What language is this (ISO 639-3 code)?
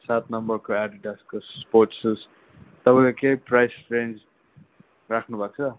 nep